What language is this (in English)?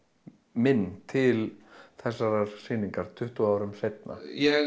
Icelandic